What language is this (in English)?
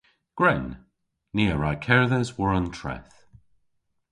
Cornish